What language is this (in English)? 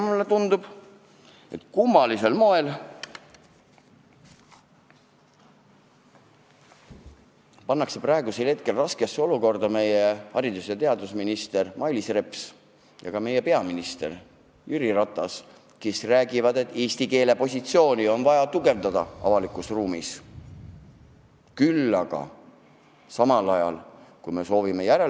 Estonian